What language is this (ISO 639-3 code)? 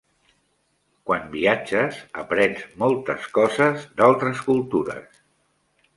cat